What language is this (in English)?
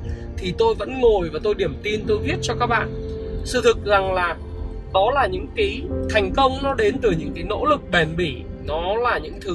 Vietnamese